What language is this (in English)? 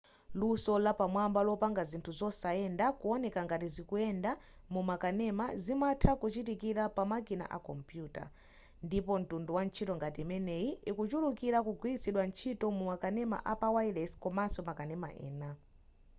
Nyanja